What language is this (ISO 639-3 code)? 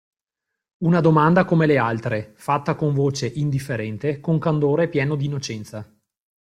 ita